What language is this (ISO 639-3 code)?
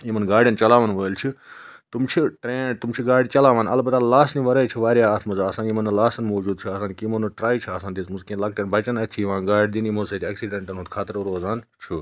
kas